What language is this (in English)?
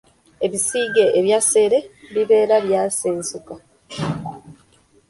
Ganda